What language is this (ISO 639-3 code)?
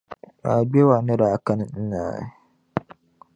dag